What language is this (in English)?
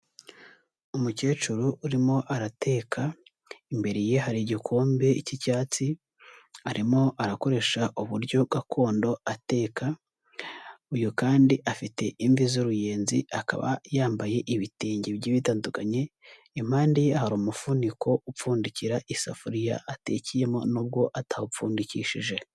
Kinyarwanda